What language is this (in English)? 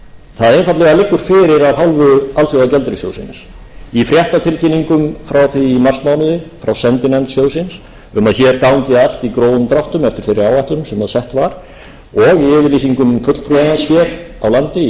Icelandic